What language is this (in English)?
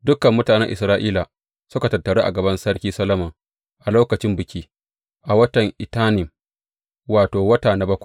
Hausa